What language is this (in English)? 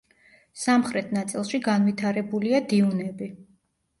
Georgian